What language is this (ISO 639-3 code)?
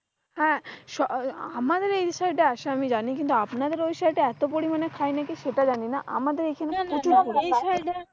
ben